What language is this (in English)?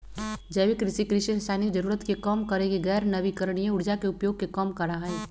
Magahi